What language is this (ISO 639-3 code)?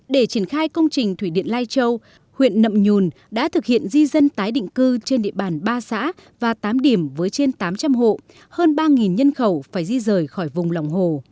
vie